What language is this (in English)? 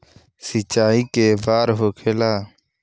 Bhojpuri